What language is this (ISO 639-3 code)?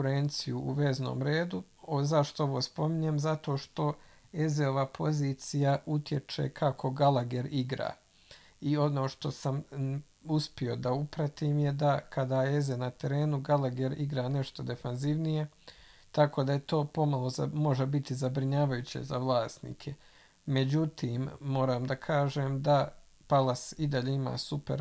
hrv